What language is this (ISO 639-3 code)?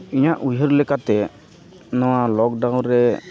sat